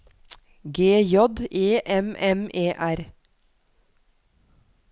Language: Norwegian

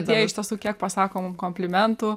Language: Lithuanian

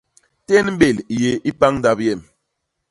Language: Basaa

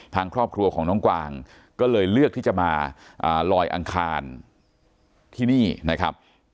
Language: Thai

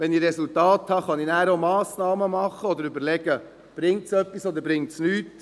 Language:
Swiss German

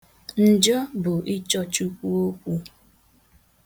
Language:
Igbo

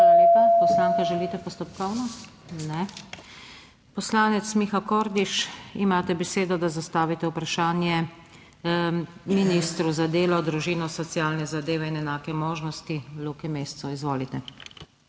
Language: Slovenian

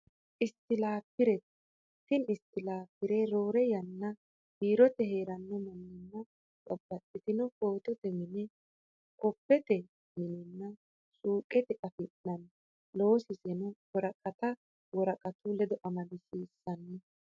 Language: Sidamo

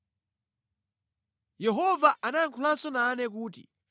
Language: Nyanja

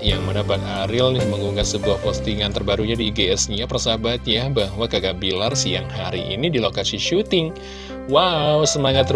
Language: Indonesian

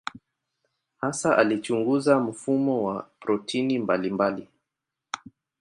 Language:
Swahili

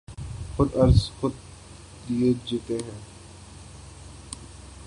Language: Urdu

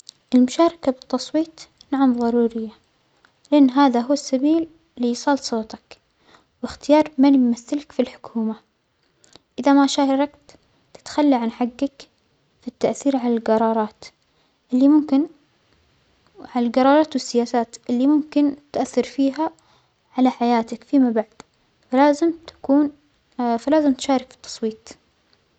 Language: Omani Arabic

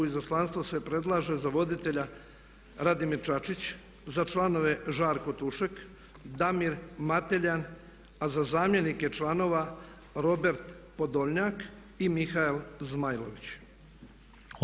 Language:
Croatian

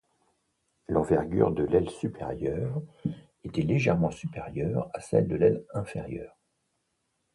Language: French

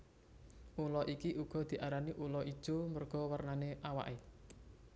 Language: Javanese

